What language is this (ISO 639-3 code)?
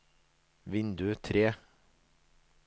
nor